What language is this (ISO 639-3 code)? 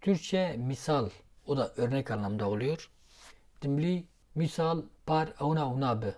tur